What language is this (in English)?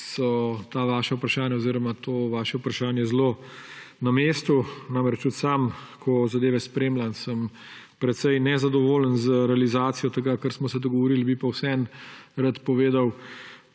Slovenian